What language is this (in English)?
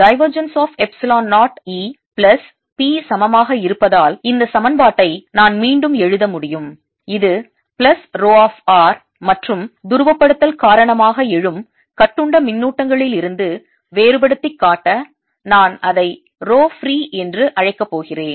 Tamil